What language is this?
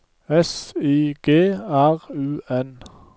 Norwegian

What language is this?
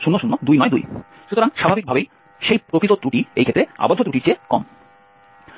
Bangla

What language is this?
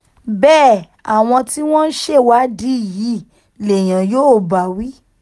Yoruba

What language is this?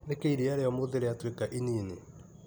Kikuyu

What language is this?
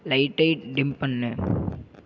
Tamil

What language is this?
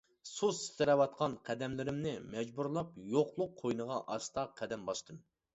Uyghur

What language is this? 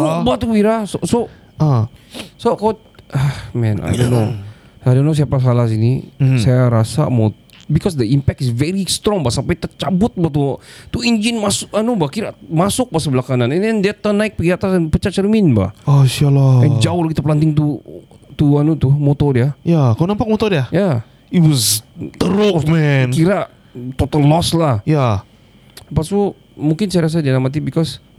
Malay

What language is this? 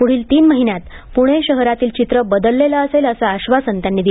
Marathi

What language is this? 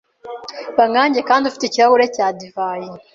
Kinyarwanda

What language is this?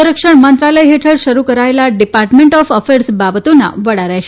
Gujarati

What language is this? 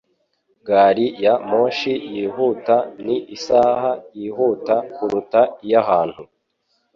Kinyarwanda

